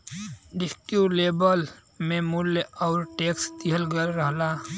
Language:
Bhojpuri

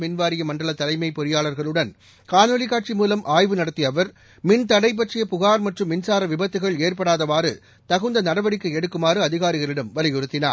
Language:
Tamil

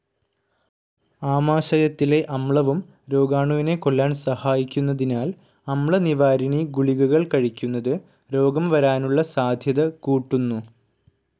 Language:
Malayalam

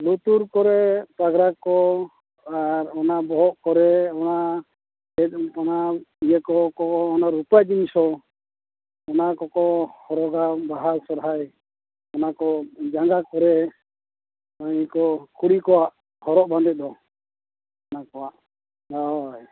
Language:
Santali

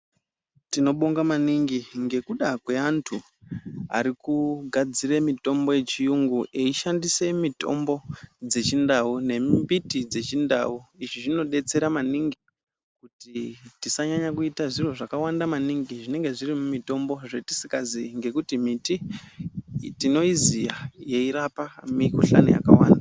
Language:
Ndau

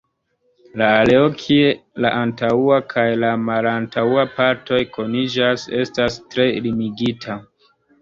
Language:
Esperanto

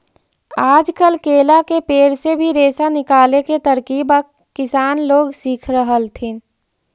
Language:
Magahi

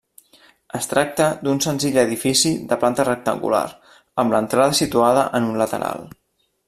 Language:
Catalan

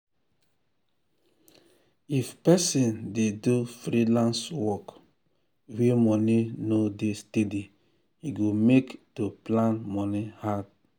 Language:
Nigerian Pidgin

